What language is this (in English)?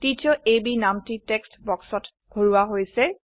Assamese